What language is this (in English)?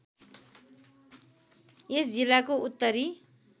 Nepali